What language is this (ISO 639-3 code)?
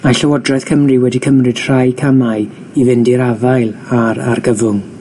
cym